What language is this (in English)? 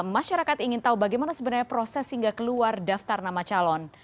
Indonesian